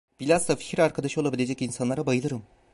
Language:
Turkish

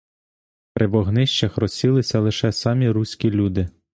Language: Ukrainian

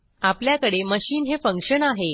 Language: Marathi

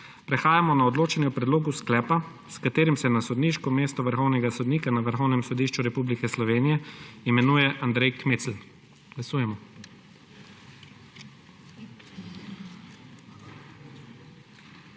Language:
Slovenian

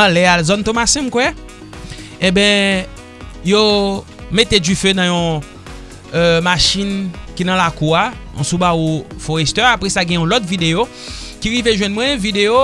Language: French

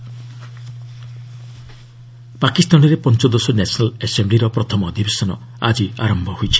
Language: Odia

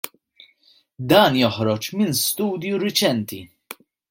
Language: Maltese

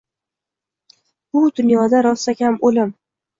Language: Uzbek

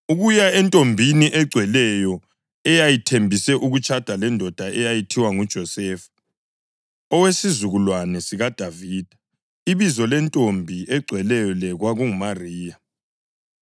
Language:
North Ndebele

